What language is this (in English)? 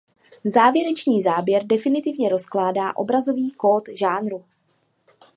Czech